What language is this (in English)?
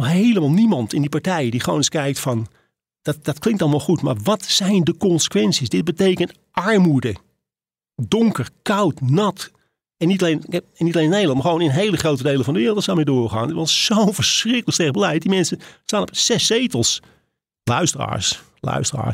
Dutch